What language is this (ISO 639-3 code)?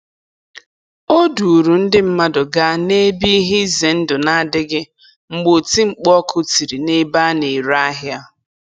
ibo